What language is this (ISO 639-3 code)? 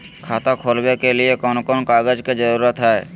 mag